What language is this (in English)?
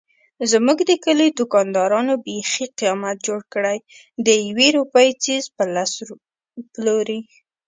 Pashto